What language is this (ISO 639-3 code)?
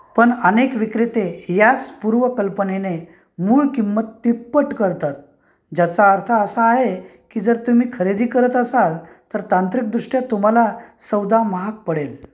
mar